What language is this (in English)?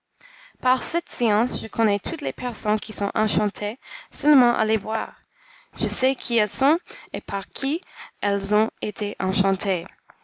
French